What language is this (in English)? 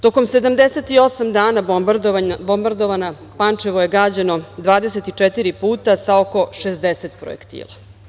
Serbian